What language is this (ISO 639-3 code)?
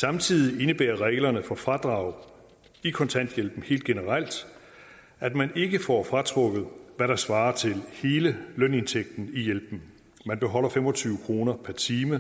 dan